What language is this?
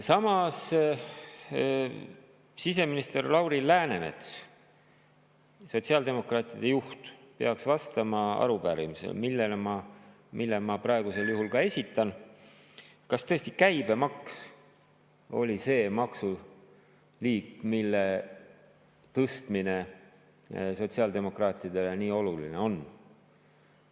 Estonian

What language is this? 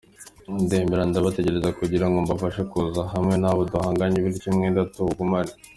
Kinyarwanda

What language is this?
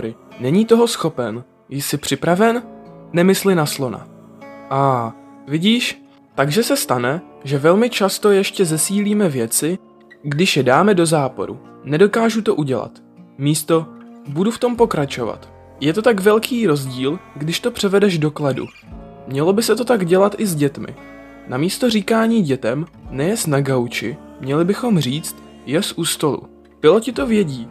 Czech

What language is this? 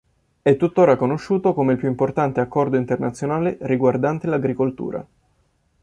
Italian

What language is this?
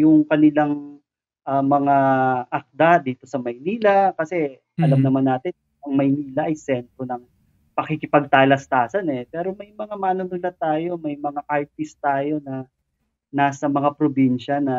Filipino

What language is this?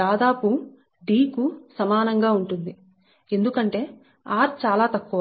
Telugu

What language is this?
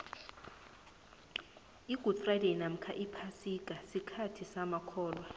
South Ndebele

